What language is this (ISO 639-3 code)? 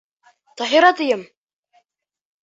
bak